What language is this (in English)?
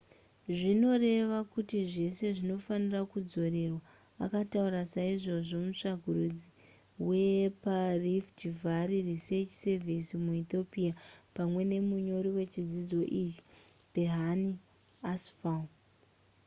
Shona